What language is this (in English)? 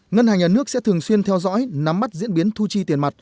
Vietnamese